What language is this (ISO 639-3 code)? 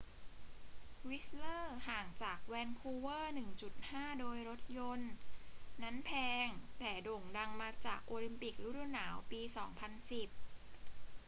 tha